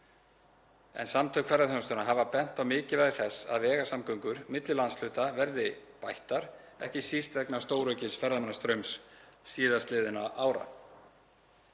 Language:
Icelandic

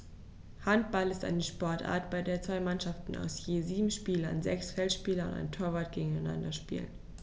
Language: German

